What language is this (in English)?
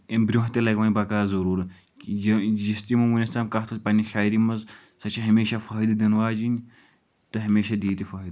Kashmiri